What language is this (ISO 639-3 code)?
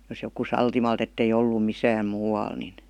fin